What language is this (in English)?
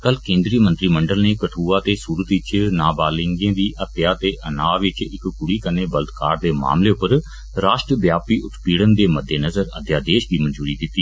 Dogri